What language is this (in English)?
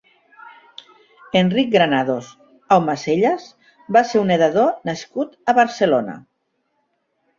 Catalan